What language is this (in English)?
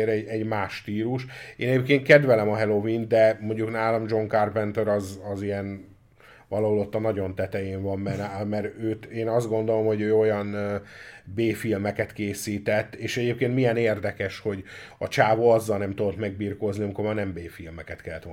Hungarian